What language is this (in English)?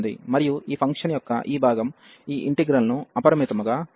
Telugu